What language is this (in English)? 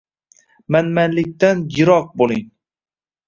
Uzbek